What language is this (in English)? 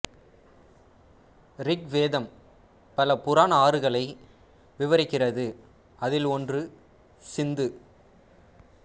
Tamil